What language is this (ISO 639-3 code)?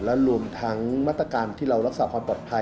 tha